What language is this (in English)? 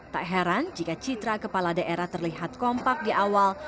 Indonesian